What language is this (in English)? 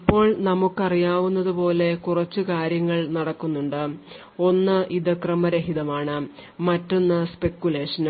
Malayalam